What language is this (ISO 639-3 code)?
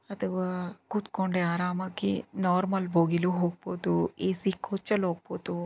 kan